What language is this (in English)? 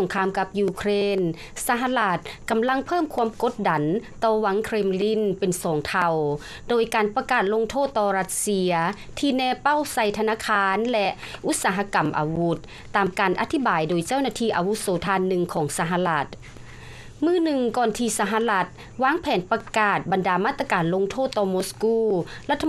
Thai